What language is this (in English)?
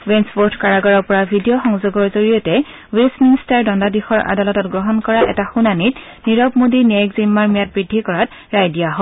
Assamese